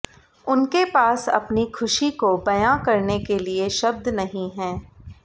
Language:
Hindi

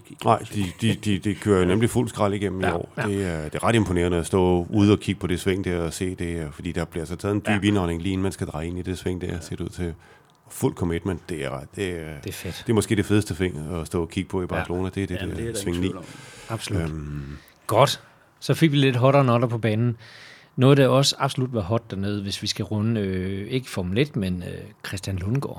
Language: Danish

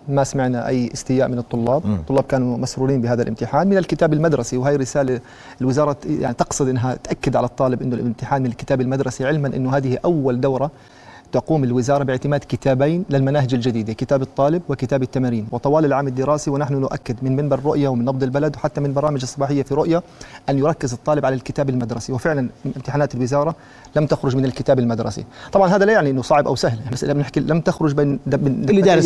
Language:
Arabic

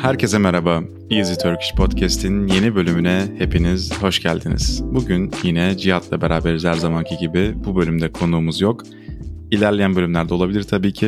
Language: Turkish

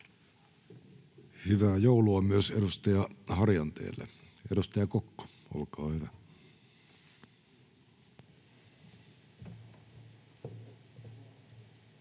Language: Finnish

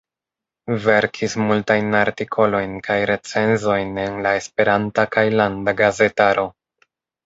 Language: Esperanto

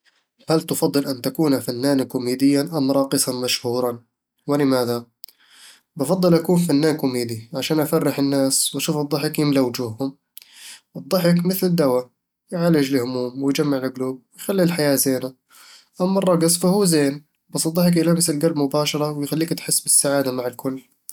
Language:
Eastern Egyptian Bedawi Arabic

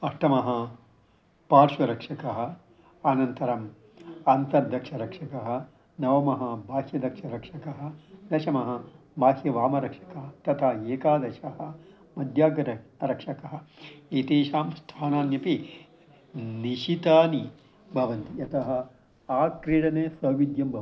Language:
Sanskrit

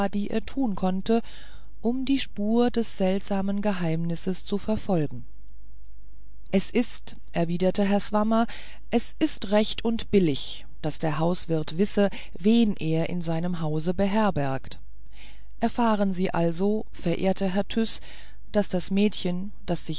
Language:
German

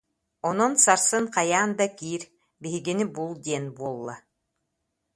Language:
Yakut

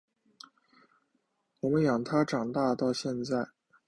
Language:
Chinese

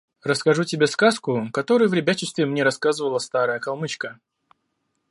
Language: Russian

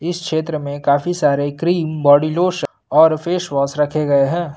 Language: Hindi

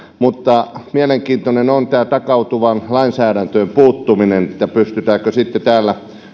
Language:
Finnish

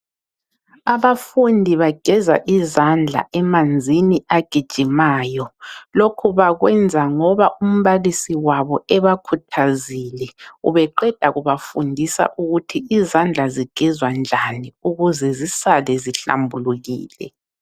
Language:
North Ndebele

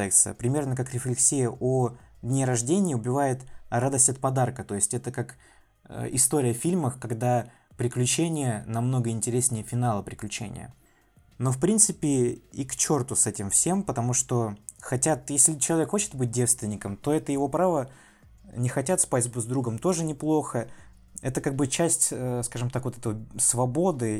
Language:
Russian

